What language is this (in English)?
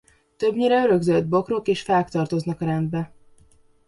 Hungarian